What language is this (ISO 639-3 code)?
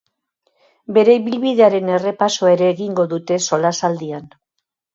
eus